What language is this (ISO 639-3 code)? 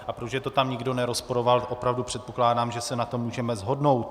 ces